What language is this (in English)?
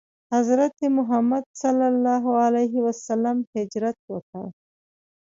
Pashto